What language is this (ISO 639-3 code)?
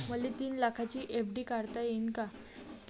mar